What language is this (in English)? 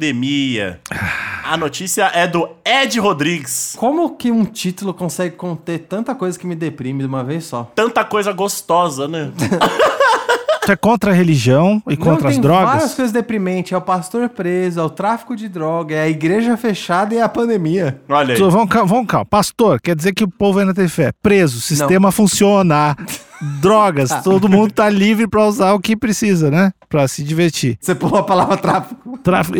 Portuguese